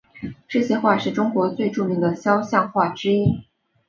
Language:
Chinese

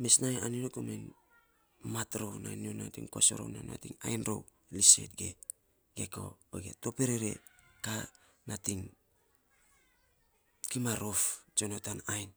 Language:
Saposa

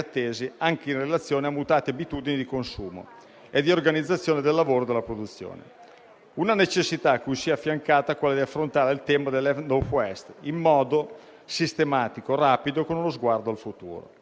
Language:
Italian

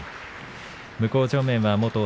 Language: Japanese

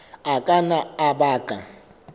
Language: Southern Sotho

